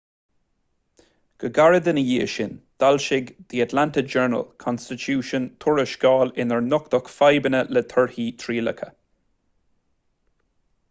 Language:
Irish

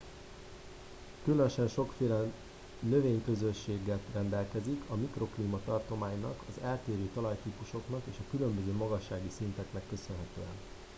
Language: Hungarian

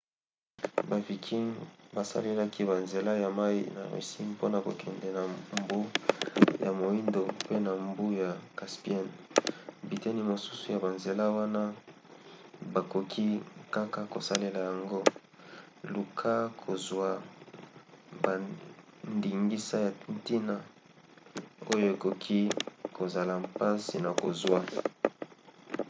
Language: Lingala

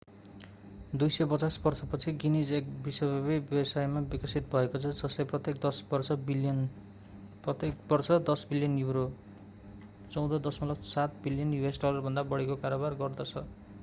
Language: Nepali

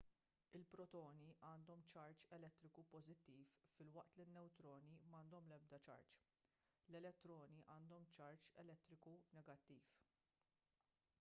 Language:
Maltese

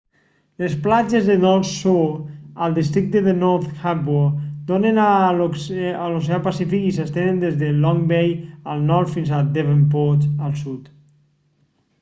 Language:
Catalan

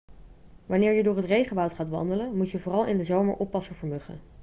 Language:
Dutch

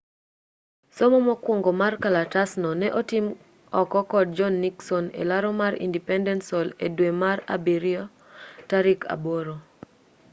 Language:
Luo (Kenya and Tanzania)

